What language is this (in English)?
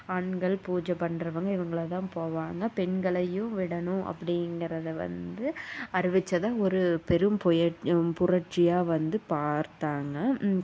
Tamil